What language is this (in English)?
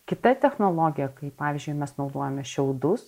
Lithuanian